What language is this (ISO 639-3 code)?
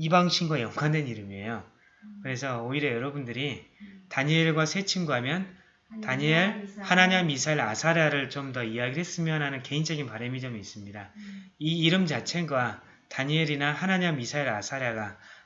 kor